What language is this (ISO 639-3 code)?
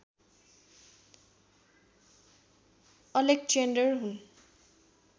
nep